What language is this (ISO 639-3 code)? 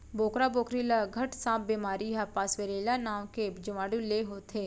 hne